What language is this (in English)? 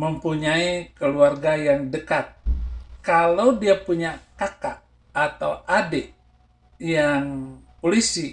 Indonesian